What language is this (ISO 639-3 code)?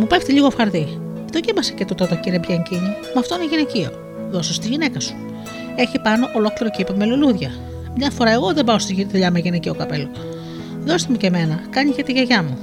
ell